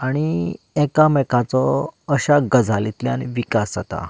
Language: Konkani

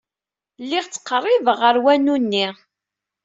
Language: Kabyle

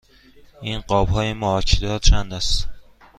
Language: Persian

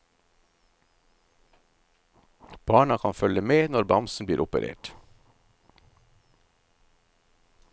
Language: Norwegian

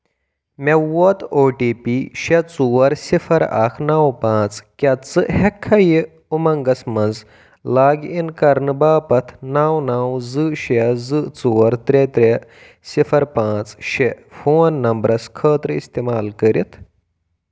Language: Kashmiri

